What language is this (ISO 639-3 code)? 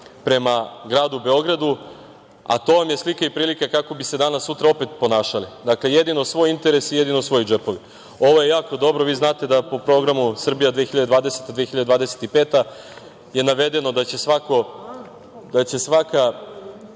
srp